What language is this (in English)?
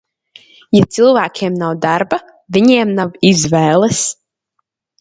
Latvian